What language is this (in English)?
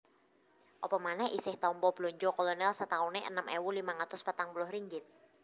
Javanese